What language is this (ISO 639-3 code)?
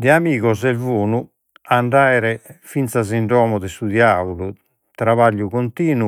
srd